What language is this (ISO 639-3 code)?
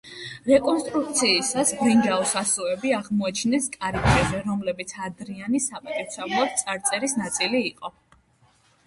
kat